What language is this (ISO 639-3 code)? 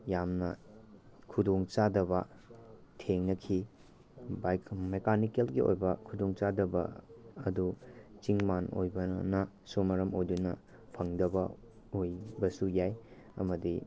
mni